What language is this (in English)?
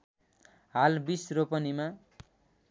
Nepali